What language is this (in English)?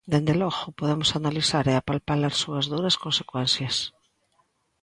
Galician